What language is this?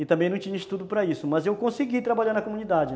Portuguese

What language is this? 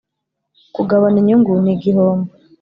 Kinyarwanda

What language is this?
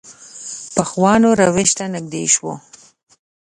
Pashto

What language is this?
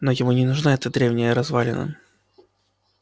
Russian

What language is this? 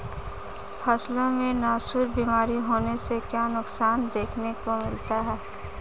Hindi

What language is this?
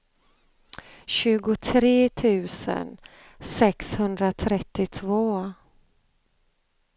Swedish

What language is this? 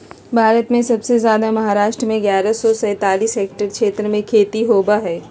Magahi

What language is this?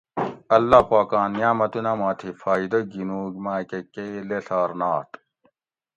Gawri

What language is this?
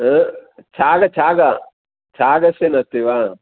Sanskrit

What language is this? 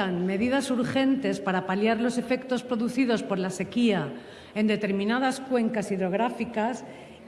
Spanish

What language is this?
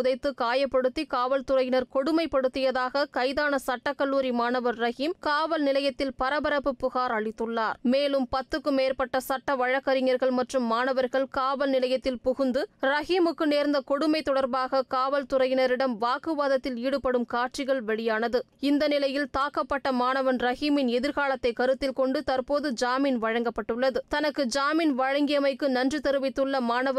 Tamil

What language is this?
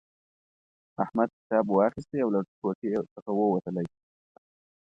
Pashto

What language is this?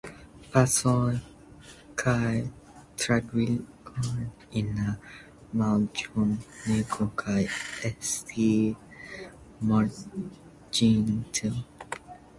Esperanto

